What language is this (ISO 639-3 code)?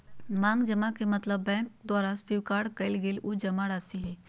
mag